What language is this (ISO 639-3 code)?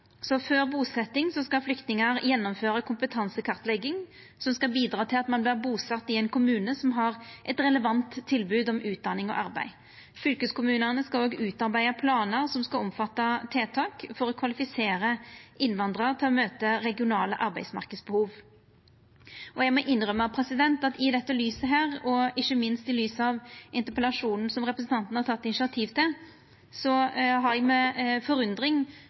nno